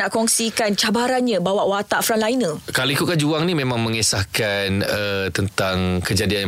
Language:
Malay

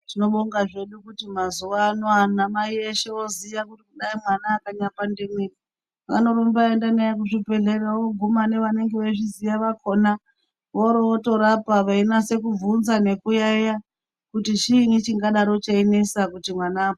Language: Ndau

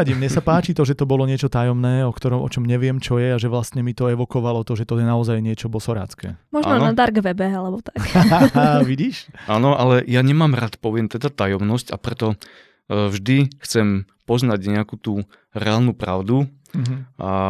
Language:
Slovak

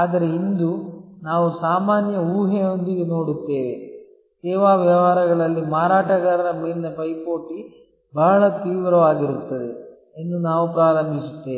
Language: Kannada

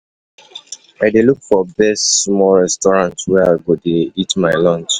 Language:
Nigerian Pidgin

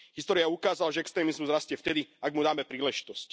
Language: Slovak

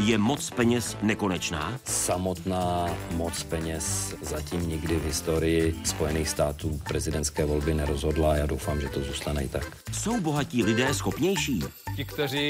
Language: Czech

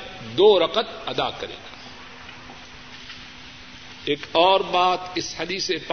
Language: Urdu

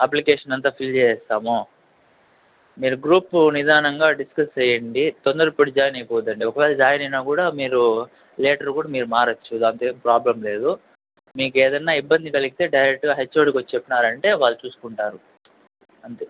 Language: Telugu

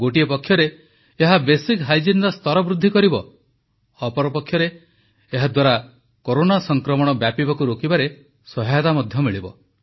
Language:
Odia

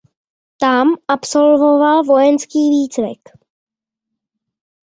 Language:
Czech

